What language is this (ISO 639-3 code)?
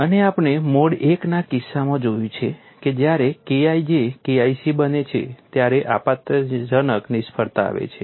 guj